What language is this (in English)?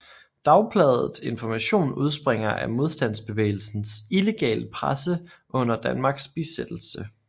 Danish